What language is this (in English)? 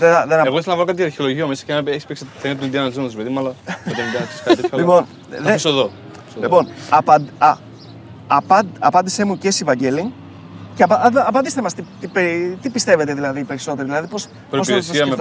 Greek